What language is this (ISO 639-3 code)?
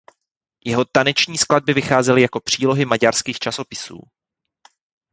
ces